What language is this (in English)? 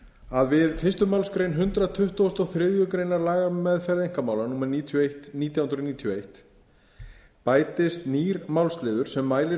Icelandic